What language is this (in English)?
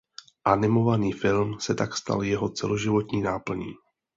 Czech